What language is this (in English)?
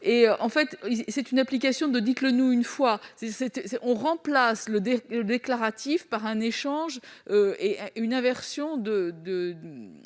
French